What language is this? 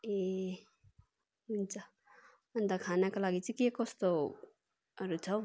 Nepali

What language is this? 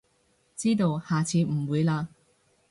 Cantonese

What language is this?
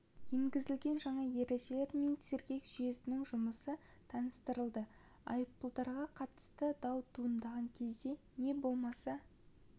Kazakh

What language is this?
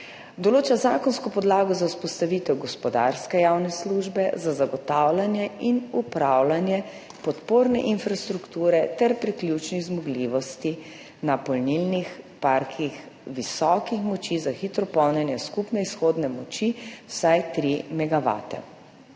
Slovenian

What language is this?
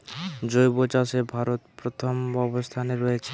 Bangla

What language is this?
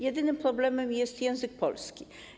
Polish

